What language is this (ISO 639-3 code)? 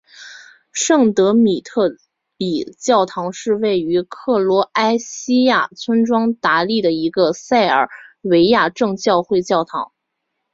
zho